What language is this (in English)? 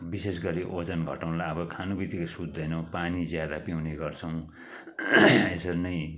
Nepali